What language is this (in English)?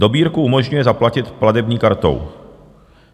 Czech